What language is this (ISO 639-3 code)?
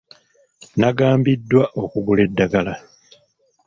lug